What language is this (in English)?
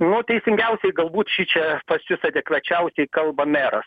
Lithuanian